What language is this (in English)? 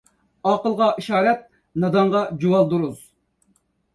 Uyghur